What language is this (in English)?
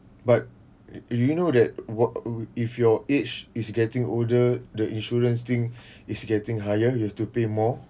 English